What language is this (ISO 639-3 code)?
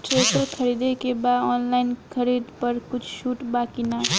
bho